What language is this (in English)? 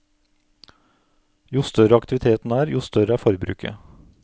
Norwegian